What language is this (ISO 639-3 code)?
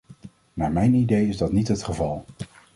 nld